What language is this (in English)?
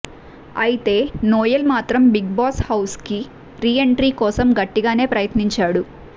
Telugu